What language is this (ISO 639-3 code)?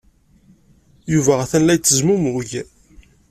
kab